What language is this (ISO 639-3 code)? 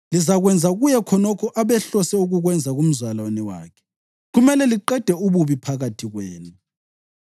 nde